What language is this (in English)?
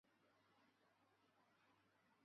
Chinese